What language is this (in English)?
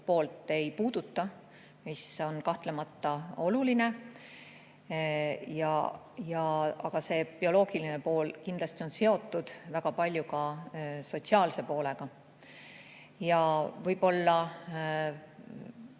Estonian